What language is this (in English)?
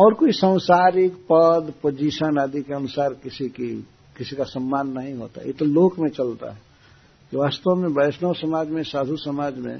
Hindi